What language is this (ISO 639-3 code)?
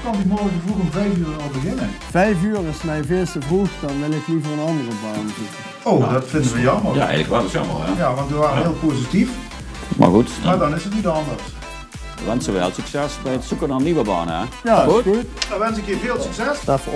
nld